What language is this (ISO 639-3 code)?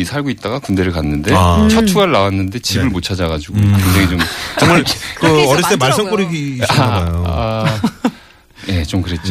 kor